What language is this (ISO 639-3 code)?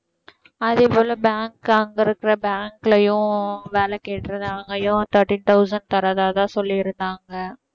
tam